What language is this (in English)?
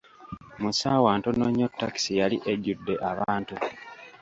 Ganda